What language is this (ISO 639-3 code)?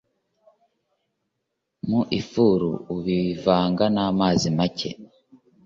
kin